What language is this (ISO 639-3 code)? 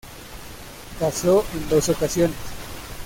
spa